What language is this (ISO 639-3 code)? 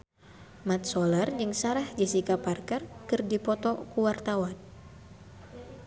sun